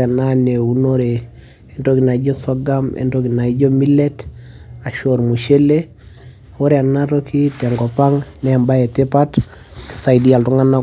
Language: Masai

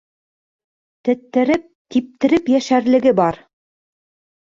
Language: Bashkir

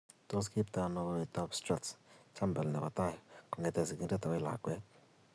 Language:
Kalenjin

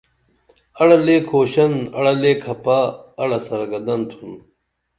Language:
Dameli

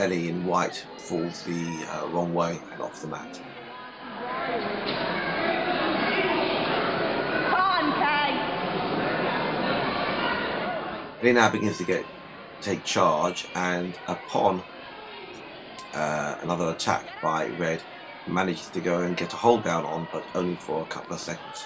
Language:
English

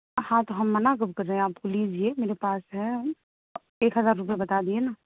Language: Urdu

